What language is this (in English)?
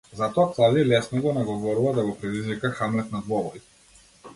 Macedonian